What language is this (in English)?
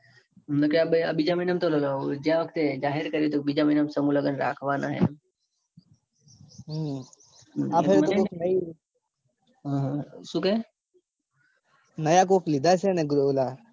Gujarati